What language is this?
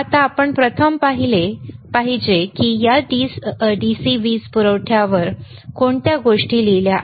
Marathi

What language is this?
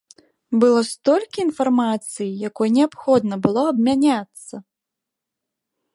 Belarusian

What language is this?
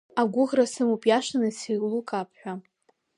Abkhazian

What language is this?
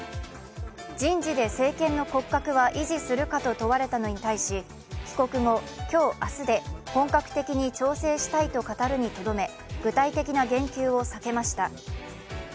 Japanese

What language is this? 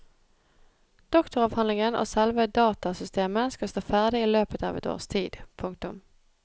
Norwegian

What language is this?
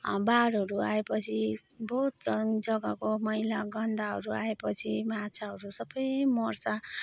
Nepali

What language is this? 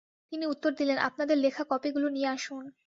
Bangla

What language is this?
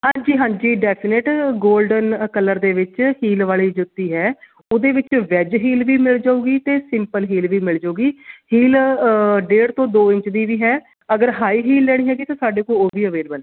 Punjabi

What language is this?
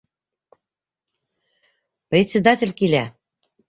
Bashkir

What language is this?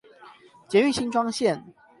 Chinese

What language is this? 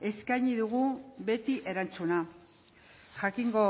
Basque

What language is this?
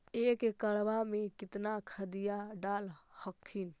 Magahi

